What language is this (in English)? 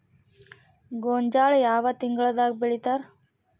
Kannada